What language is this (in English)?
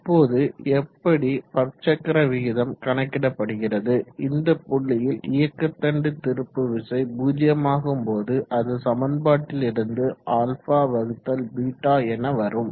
Tamil